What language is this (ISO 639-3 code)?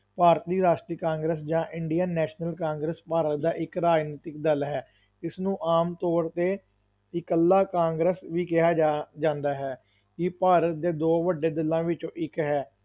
pan